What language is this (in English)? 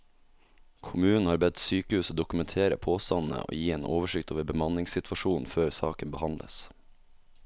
Norwegian